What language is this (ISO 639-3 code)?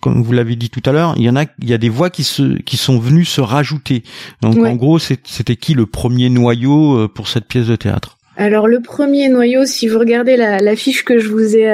fra